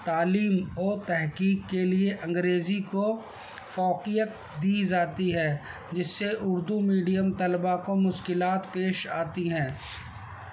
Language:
Urdu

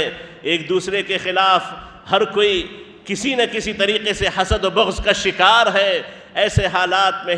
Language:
Arabic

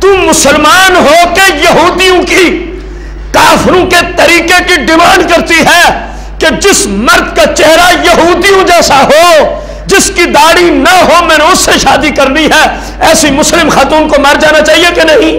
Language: Hindi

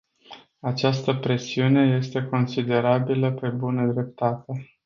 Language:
Romanian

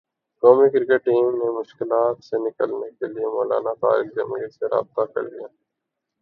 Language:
Urdu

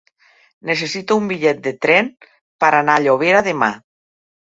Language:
Catalan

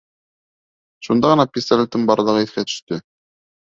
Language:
Bashkir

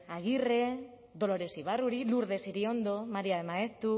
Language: Basque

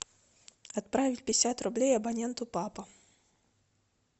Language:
Russian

